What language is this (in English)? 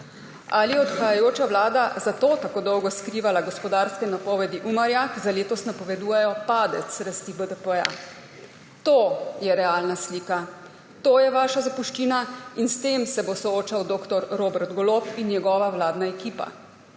Slovenian